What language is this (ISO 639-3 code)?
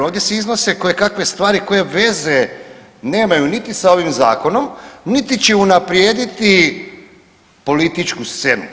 hrv